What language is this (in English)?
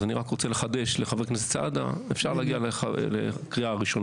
Hebrew